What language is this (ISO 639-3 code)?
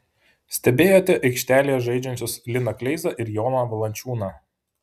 lit